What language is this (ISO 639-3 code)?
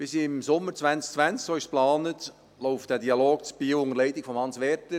gsw